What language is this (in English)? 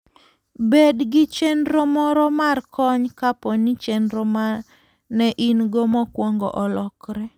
Luo (Kenya and Tanzania)